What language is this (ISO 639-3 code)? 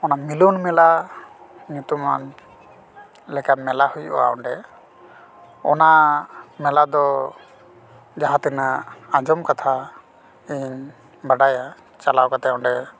sat